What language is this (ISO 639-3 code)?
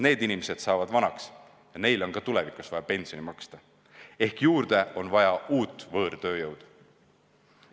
est